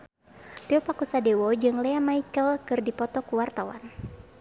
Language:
Sundanese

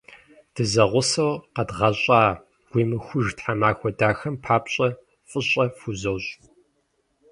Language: Kabardian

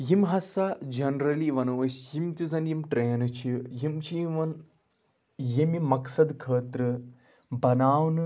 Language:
Kashmiri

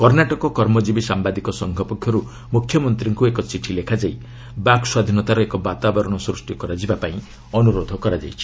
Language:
Odia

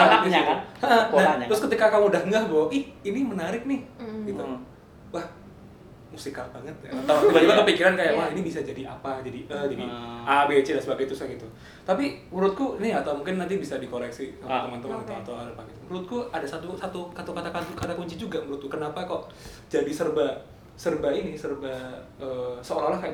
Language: Indonesian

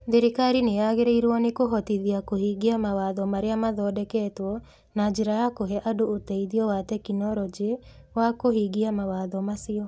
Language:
Kikuyu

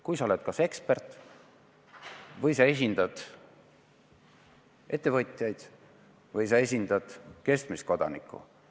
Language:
Estonian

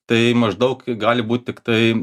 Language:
Lithuanian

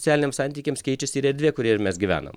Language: Lithuanian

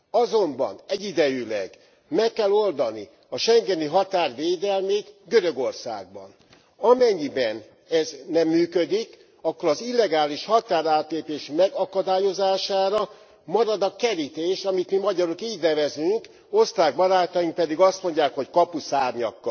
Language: Hungarian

